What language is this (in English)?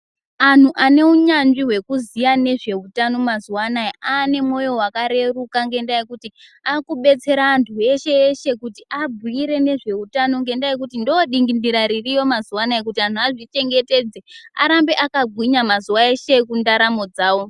Ndau